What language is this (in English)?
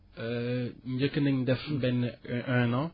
Wolof